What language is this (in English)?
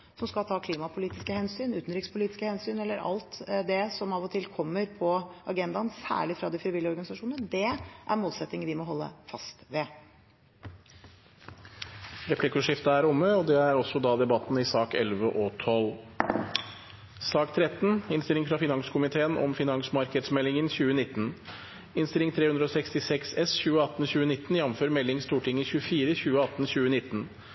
Norwegian Bokmål